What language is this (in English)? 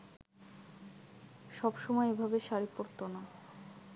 Bangla